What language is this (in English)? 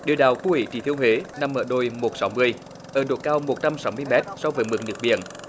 Vietnamese